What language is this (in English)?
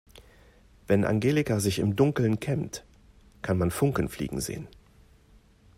German